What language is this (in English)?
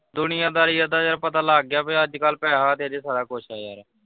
Punjabi